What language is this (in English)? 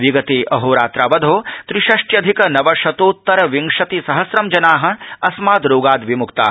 Sanskrit